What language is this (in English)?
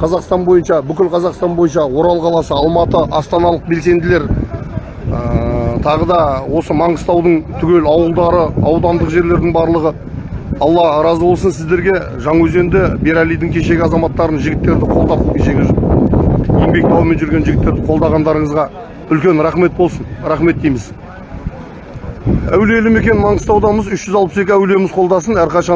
Turkish